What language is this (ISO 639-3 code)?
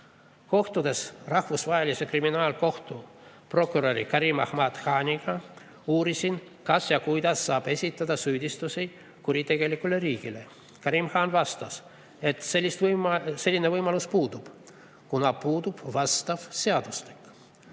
est